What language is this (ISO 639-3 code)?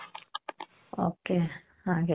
kan